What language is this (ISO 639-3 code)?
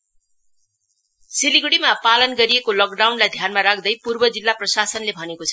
nep